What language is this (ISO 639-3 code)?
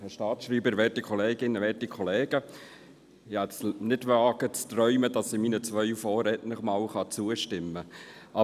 gsw